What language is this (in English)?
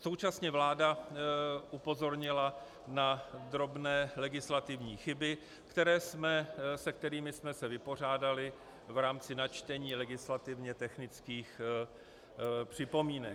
Czech